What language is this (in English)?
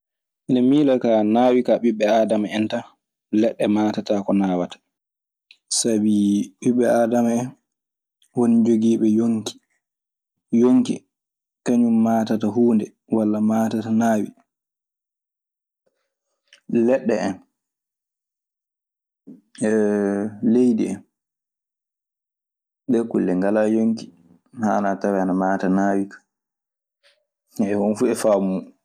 Maasina Fulfulde